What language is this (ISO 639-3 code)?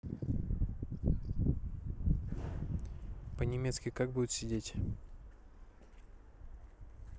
rus